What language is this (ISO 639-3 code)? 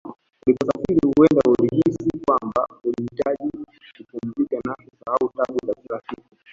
swa